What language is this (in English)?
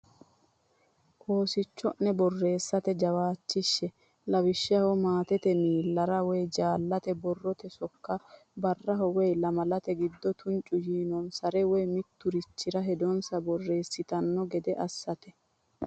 Sidamo